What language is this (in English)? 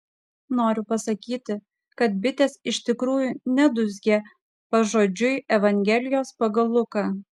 Lithuanian